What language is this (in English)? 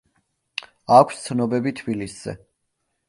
Georgian